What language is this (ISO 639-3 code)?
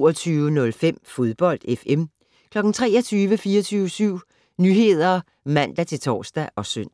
dan